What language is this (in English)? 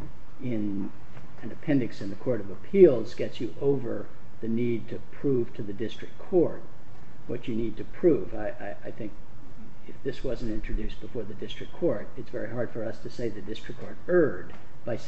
English